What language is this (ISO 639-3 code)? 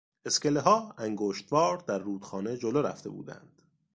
fas